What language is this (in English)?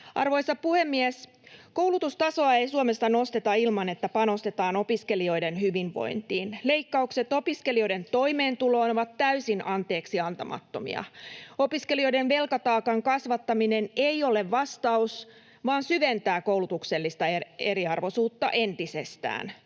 Finnish